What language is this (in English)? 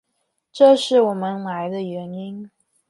Chinese